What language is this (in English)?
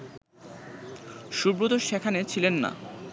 Bangla